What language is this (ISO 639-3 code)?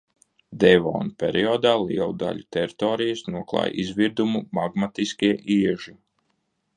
lav